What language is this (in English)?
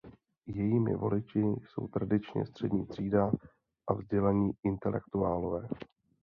Czech